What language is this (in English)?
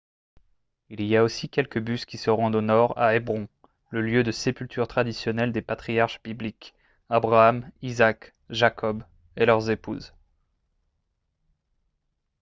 French